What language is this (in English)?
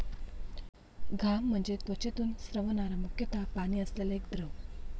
Marathi